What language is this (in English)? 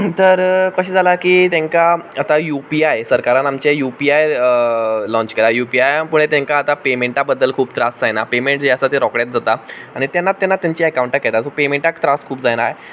Konkani